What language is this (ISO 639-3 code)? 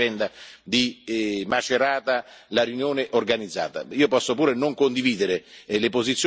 ita